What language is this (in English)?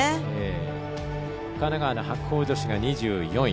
Japanese